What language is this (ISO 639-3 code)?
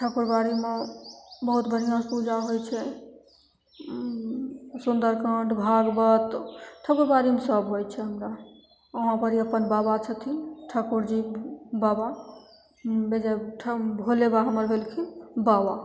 mai